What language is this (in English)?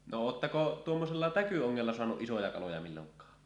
Finnish